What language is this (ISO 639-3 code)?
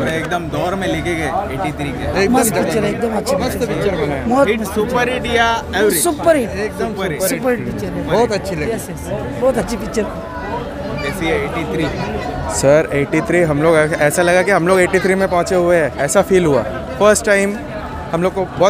hin